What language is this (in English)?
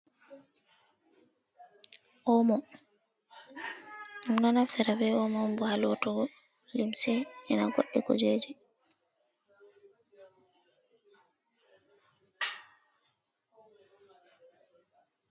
Fula